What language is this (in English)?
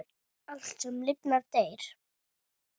Icelandic